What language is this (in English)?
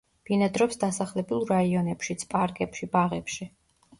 Georgian